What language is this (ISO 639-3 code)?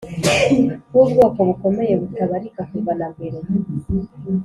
kin